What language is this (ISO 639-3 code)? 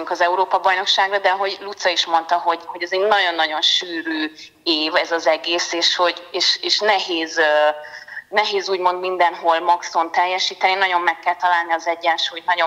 hun